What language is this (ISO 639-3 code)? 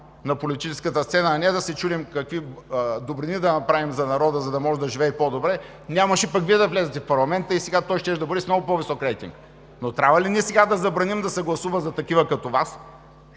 bul